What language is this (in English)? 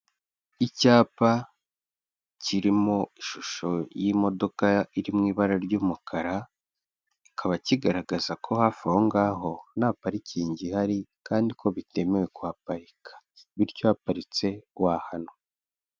Kinyarwanda